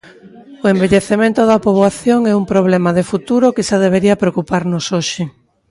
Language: Galician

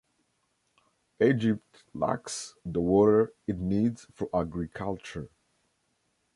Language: English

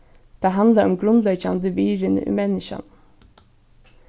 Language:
Faroese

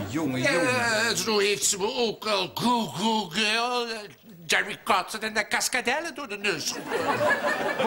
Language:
Dutch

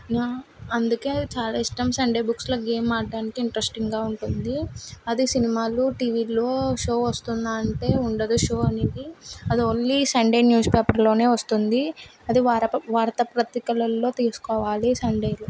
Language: Telugu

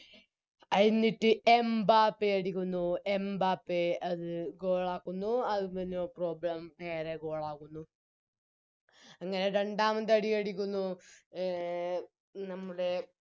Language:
Malayalam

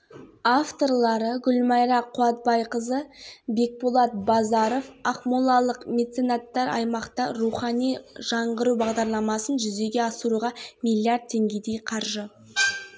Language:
Kazakh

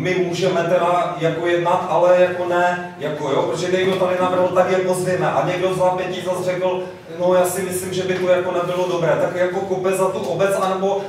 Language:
Czech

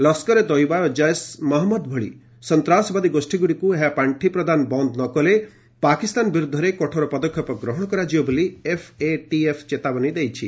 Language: Odia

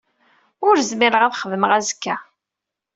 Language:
Kabyle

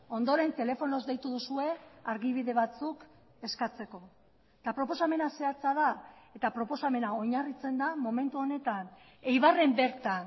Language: Basque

